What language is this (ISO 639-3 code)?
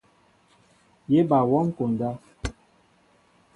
mbo